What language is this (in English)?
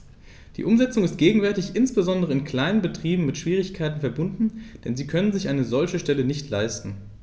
German